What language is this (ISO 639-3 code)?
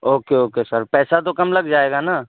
urd